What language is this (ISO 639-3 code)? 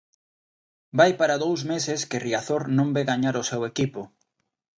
glg